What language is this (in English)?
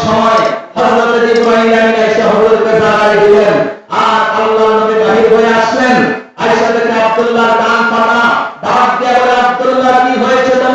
Turkish